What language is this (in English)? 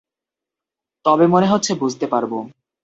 Bangla